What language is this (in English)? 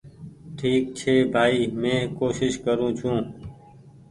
Goaria